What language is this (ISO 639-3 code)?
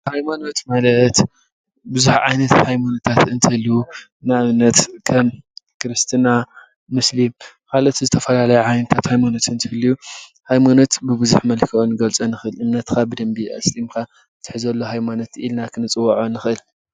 tir